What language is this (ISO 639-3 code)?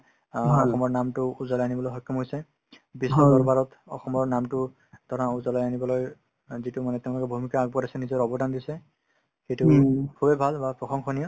asm